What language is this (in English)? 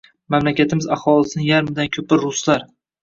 Uzbek